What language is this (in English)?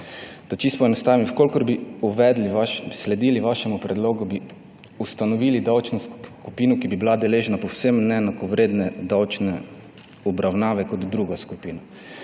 Slovenian